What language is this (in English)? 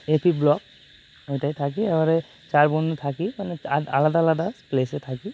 Bangla